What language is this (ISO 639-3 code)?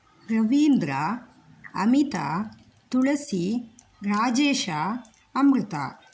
san